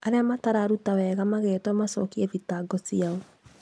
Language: Kikuyu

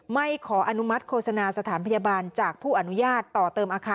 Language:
Thai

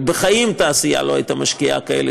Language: Hebrew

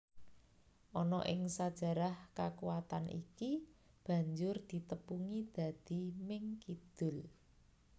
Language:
Javanese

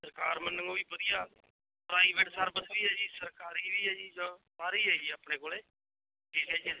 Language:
Punjabi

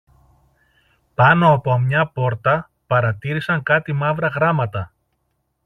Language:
Greek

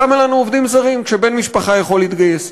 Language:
Hebrew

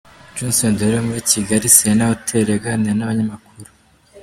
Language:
Kinyarwanda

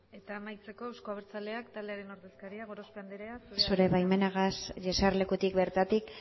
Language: Basque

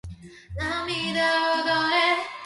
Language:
Japanese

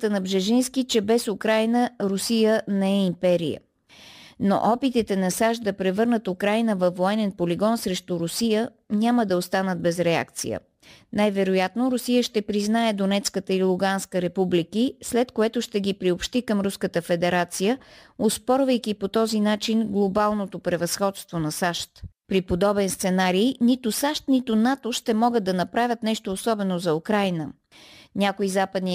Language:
Bulgarian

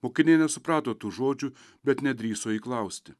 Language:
Lithuanian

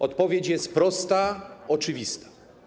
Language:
Polish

